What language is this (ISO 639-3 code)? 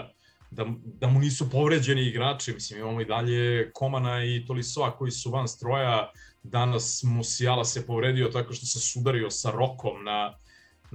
hrv